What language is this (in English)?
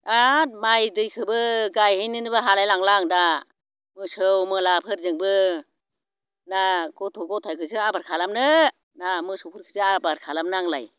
Bodo